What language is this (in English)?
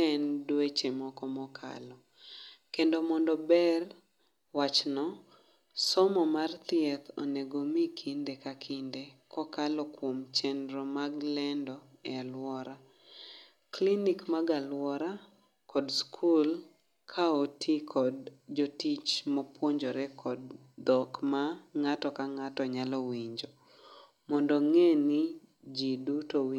Luo (Kenya and Tanzania)